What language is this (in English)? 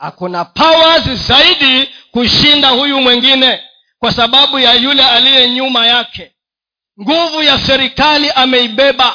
Swahili